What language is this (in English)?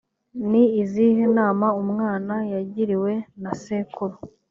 Kinyarwanda